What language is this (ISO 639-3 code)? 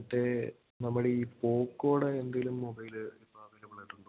mal